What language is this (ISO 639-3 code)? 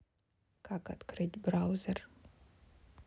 rus